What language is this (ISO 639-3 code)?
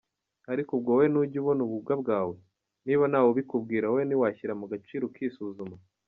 kin